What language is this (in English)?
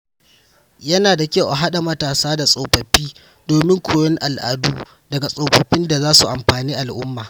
Hausa